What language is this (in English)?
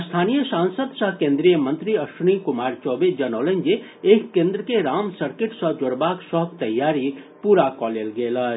Maithili